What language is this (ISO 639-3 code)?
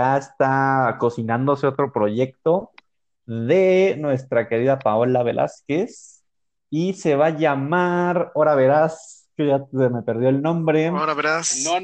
spa